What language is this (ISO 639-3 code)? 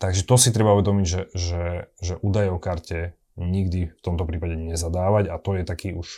slk